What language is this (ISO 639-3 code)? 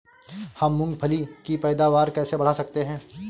hin